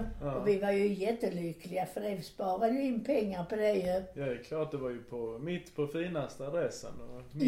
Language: Swedish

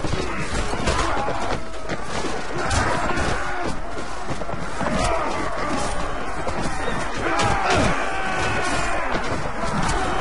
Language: French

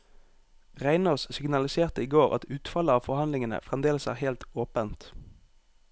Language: Norwegian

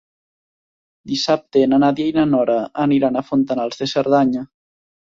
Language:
Catalan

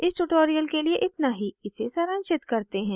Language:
Hindi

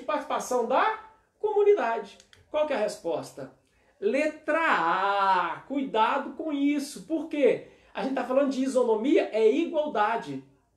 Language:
Portuguese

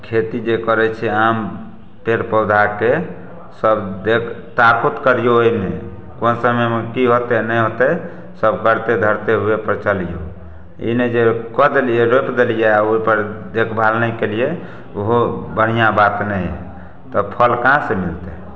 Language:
Maithili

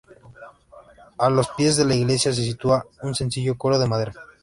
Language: Spanish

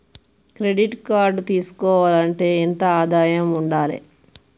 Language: Telugu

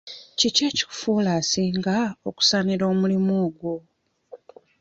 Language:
Ganda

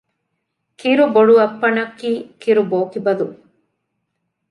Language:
Divehi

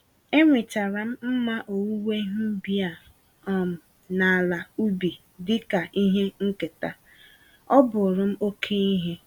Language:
Igbo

